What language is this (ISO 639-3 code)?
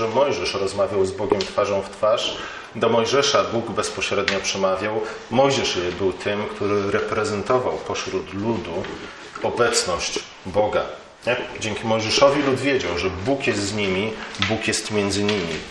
pol